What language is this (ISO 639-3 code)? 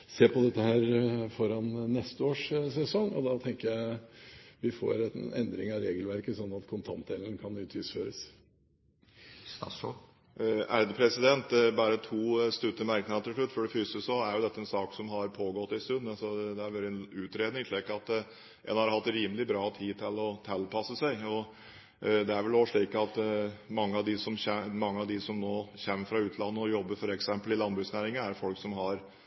nob